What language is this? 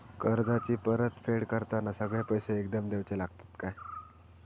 Marathi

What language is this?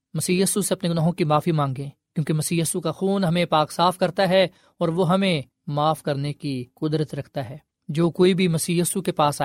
Urdu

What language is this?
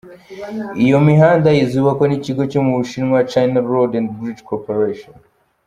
Kinyarwanda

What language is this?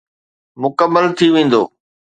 Sindhi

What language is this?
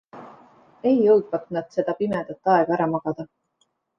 Estonian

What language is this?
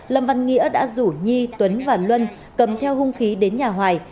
Vietnamese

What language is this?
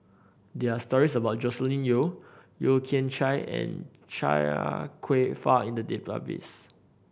English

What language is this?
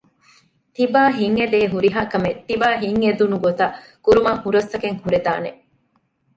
Divehi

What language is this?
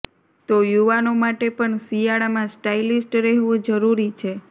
Gujarati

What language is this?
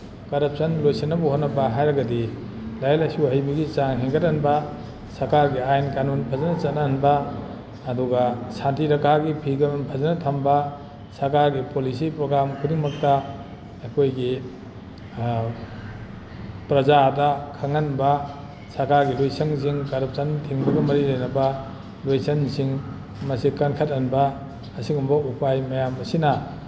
Manipuri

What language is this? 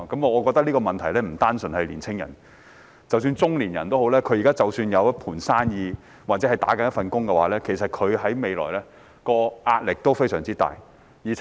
Cantonese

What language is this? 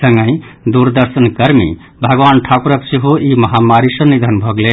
Maithili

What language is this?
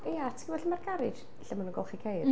Welsh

